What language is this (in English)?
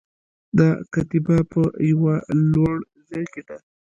Pashto